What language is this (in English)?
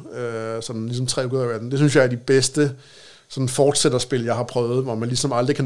Danish